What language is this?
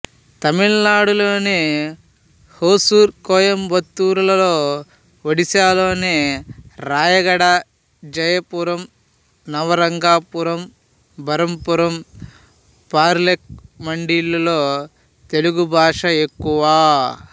Telugu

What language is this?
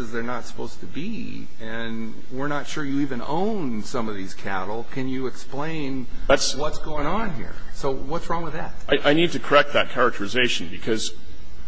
English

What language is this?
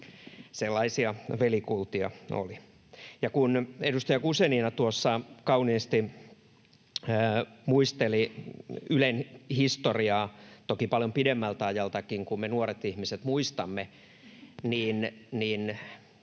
Finnish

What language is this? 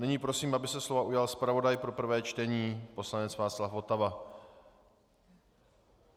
Czech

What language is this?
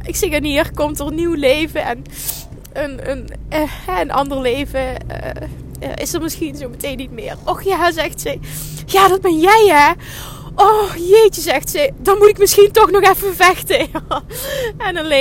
Dutch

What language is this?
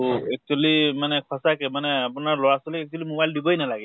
Assamese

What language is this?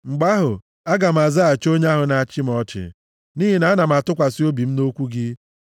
Igbo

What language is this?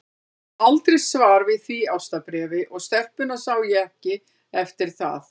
Icelandic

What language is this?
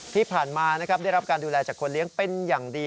Thai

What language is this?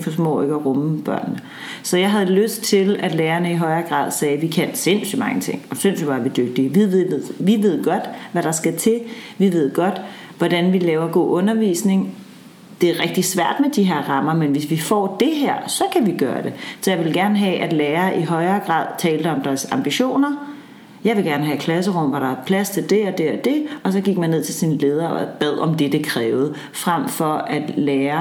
Danish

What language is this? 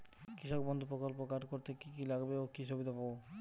Bangla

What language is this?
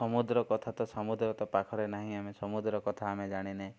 Odia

